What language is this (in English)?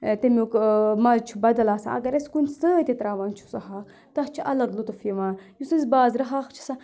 Kashmiri